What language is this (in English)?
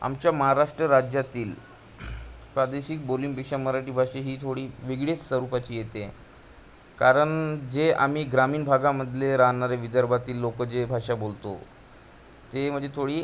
Marathi